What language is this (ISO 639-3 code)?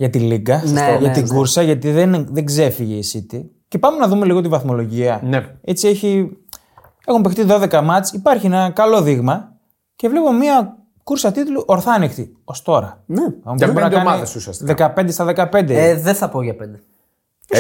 ell